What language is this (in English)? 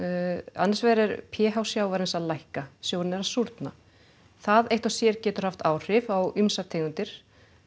Icelandic